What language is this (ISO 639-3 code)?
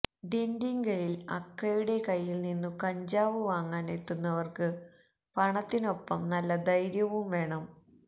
mal